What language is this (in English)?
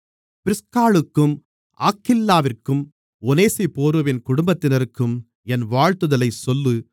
Tamil